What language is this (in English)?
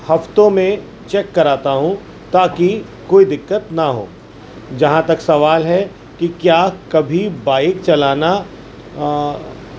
Urdu